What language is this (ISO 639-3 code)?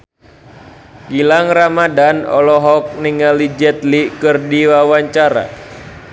sun